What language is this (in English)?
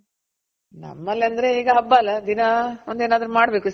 Kannada